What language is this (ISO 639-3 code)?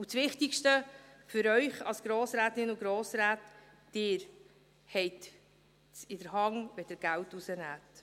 gsw